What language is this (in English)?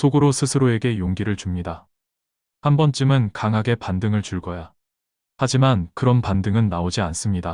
Korean